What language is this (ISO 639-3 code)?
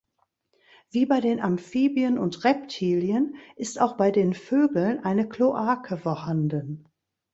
deu